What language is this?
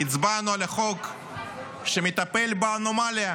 Hebrew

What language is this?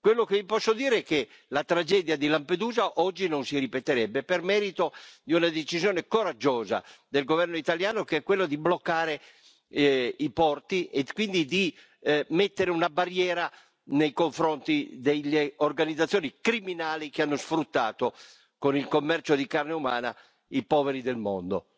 Italian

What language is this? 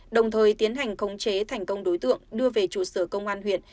Vietnamese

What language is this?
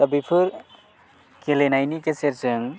Bodo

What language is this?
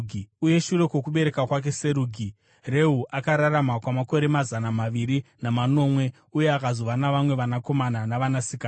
Shona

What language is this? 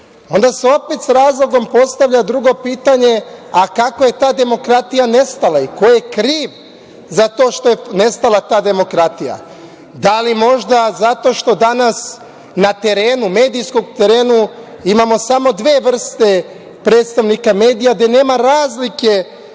Serbian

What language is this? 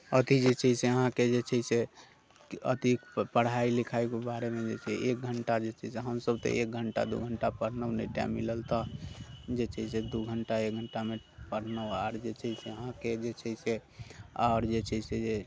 Maithili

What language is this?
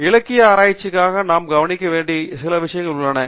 Tamil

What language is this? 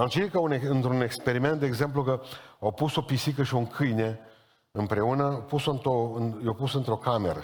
Romanian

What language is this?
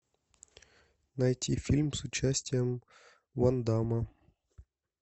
Russian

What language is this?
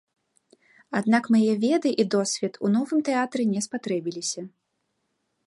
Belarusian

